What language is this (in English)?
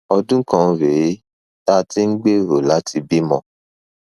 Yoruba